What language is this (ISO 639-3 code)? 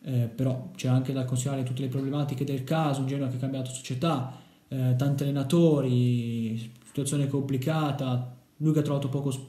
ita